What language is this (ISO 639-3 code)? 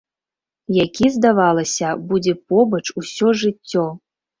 bel